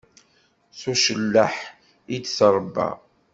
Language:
Kabyle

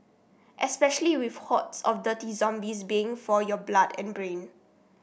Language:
English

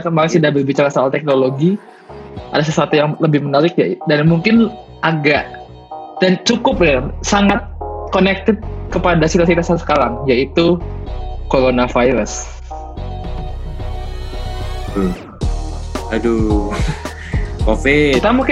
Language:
Indonesian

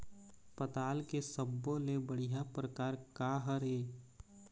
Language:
Chhattisgarhi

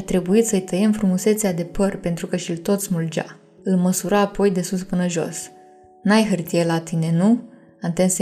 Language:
Romanian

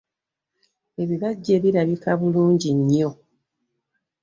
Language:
Ganda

